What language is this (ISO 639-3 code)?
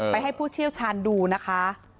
tha